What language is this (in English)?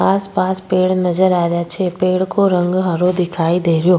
Rajasthani